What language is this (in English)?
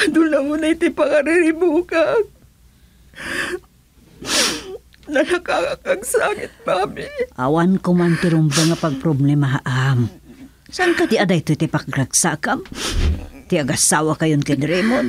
Filipino